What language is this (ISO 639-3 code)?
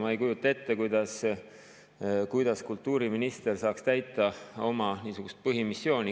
est